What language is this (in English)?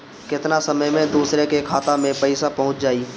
Bhojpuri